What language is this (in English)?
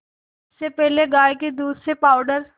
Hindi